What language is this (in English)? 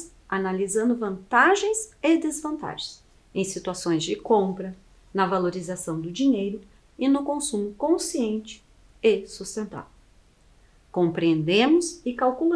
Portuguese